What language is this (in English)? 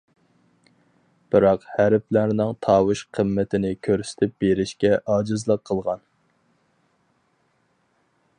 Uyghur